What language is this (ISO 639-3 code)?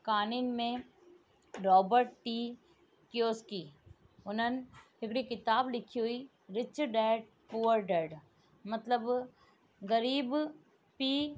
snd